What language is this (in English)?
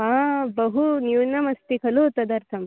Sanskrit